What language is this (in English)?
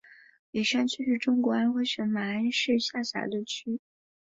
Chinese